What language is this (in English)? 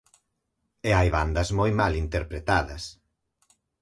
Galician